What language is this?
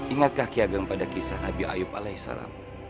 Indonesian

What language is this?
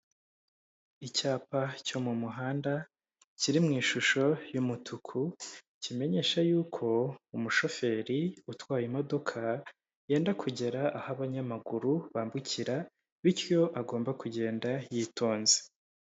Kinyarwanda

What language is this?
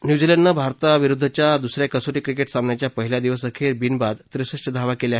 Marathi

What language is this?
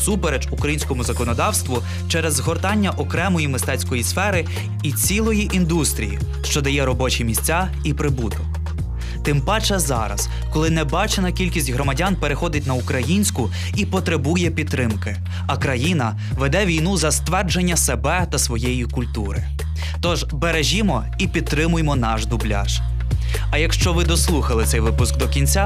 Ukrainian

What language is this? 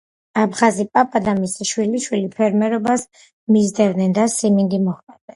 Georgian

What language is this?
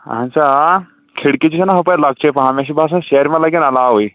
Kashmiri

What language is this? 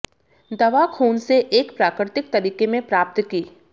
Hindi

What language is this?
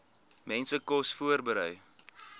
Afrikaans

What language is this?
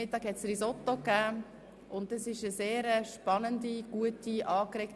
Swiss German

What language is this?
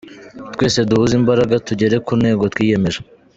Kinyarwanda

